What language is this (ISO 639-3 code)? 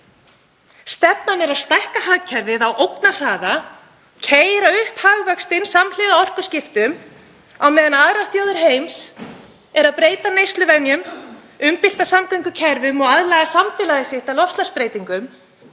isl